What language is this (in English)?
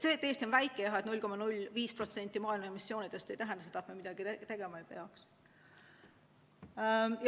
Estonian